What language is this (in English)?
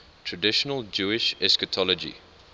English